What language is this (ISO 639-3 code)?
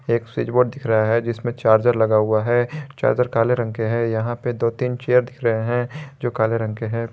hin